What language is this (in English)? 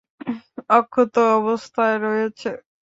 Bangla